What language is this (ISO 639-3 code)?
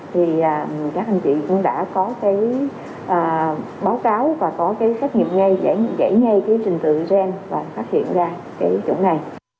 vie